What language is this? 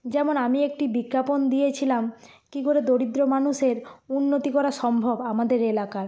Bangla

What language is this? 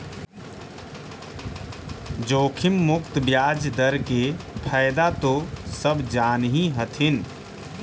Magahi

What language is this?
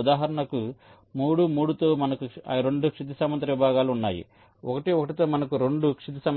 Telugu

